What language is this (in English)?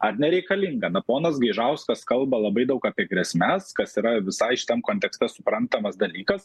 Lithuanian